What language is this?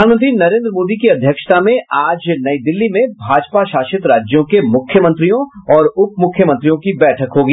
Hindi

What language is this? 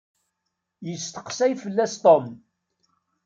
Kabyle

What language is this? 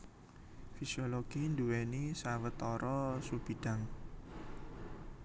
Javanese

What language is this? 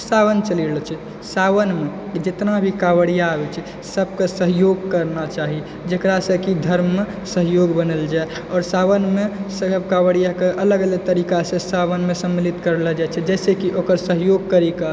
Maithili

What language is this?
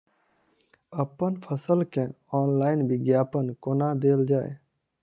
Maithili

